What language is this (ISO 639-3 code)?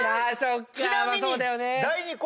jpn